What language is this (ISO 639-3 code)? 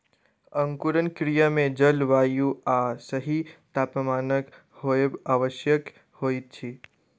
mai